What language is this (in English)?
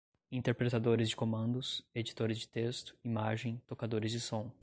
Portuguese